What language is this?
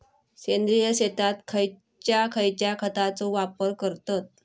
Marathi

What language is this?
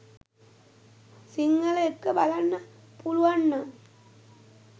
Sinhala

